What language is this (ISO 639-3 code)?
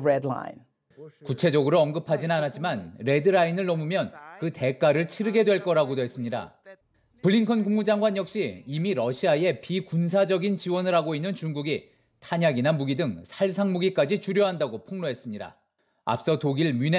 kor